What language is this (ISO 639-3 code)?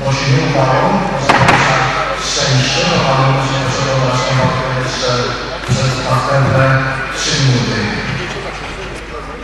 pol